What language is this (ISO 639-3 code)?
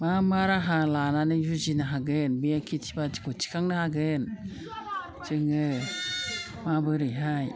brx